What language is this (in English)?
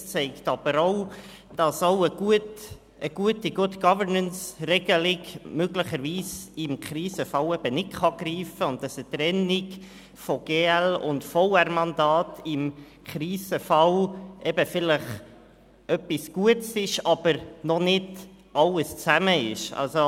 Swiss German